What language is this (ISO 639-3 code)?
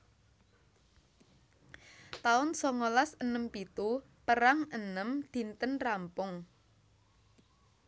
jav